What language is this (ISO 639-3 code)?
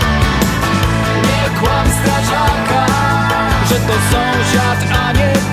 pol